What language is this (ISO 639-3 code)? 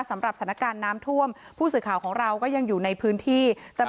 tha